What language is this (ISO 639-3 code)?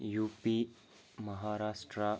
kas